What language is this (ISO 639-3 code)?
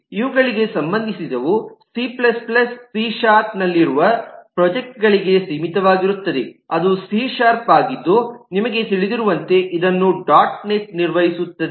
kan